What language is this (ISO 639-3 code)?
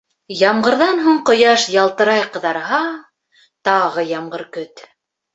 bak